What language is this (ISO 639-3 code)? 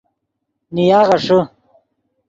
ydg